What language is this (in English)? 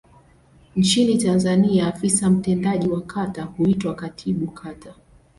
Swahili